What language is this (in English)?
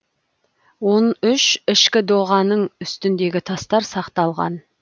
Kazakh